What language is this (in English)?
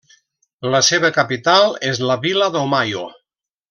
Catalan